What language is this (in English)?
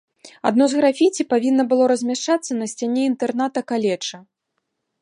Belarusian